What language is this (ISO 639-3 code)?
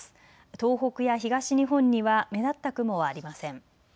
jpn